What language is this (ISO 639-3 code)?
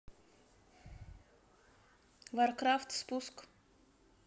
rus